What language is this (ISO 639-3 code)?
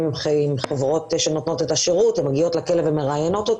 heb